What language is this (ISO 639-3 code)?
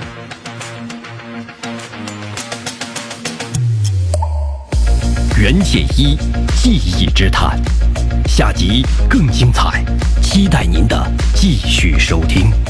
zho